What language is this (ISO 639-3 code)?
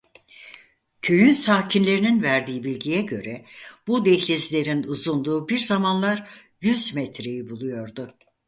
tur